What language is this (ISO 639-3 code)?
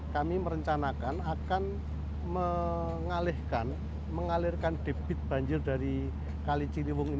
ind